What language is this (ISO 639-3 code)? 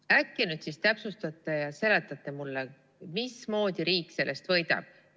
est